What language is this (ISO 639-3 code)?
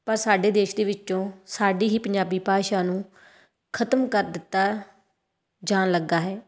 pan